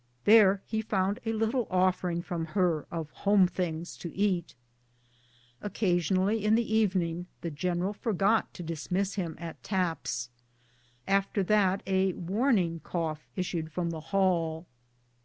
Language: English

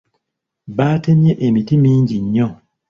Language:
Ganda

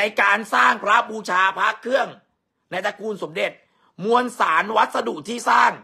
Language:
Thai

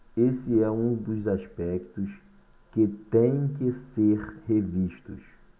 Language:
Portuguese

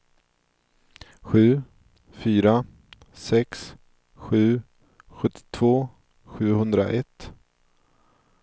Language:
Swedish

